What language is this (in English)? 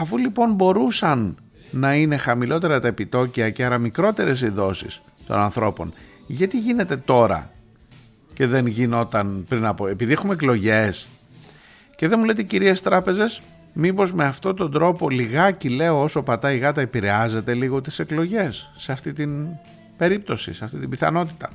Greek